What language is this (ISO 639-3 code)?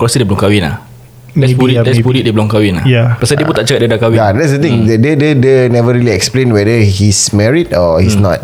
msa